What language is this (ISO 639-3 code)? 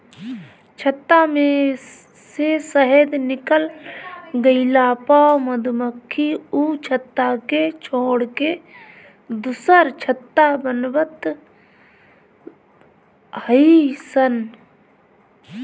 bho